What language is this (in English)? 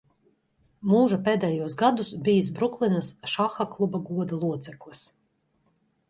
Latvian